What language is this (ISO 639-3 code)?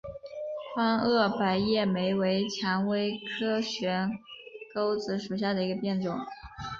zho